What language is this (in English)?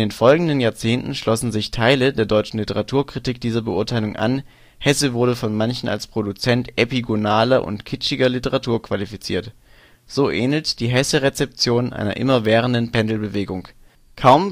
German